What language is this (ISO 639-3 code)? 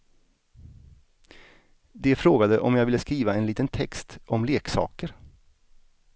swe